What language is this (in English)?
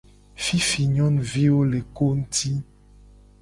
Gen